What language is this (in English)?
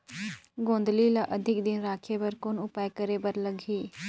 Chhattisgarhi